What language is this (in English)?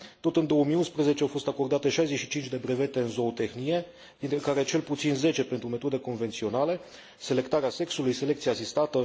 Romanian